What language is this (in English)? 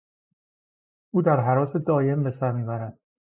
Persian